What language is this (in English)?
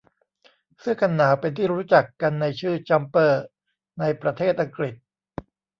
Thai